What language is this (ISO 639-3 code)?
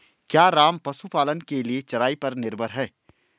hin